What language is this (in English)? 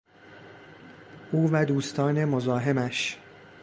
Persian